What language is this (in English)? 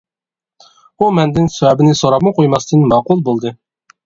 Uyghur